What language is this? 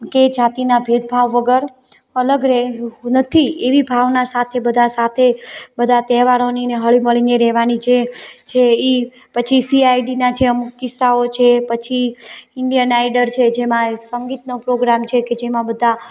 Gujarati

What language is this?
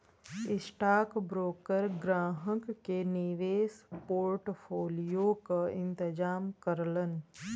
Bhojpuri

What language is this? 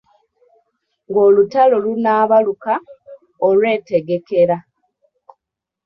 Ganda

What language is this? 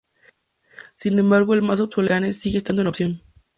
Spanish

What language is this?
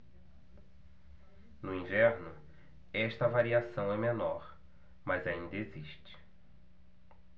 Portuguese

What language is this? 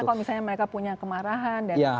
Indonesian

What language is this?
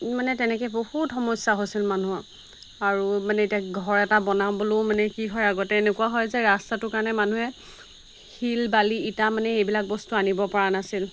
Assamese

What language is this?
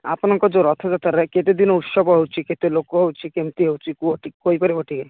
Odia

